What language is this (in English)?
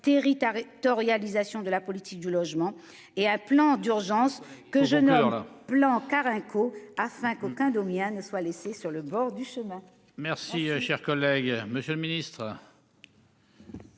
French